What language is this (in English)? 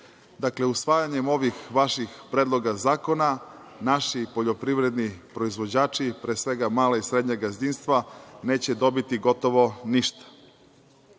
Serbian